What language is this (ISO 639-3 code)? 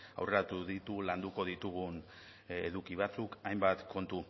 eus